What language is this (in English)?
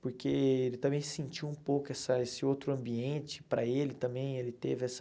Portuguese